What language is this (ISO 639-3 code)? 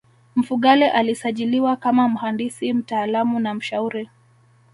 swa